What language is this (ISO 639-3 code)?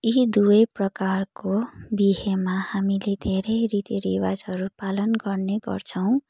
nep